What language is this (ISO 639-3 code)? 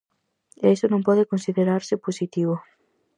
glg